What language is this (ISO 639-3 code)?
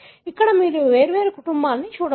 tel